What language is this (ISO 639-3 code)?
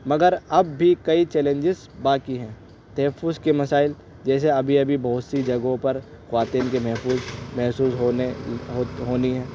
urd